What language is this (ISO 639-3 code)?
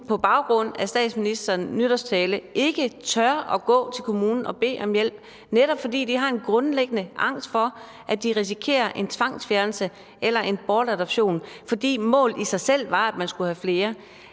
dan